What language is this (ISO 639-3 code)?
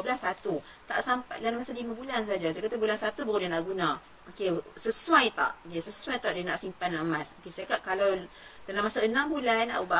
msa